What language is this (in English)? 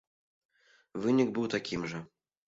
Belarusian